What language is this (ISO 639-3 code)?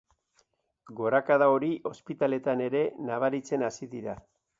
eus